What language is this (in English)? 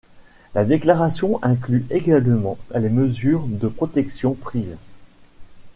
French